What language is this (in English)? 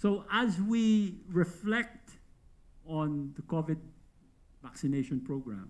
English